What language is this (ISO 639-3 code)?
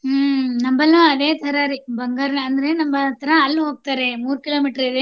kan